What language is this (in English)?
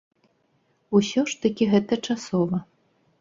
Belarusian